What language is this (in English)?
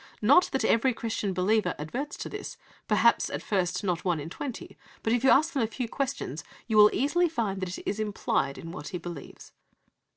English